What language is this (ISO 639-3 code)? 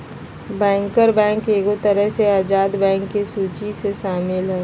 mag